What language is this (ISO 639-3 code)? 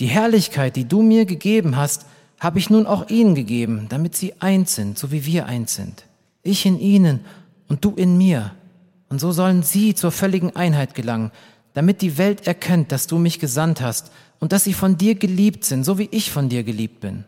deu